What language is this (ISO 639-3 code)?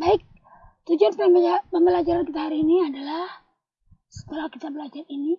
ind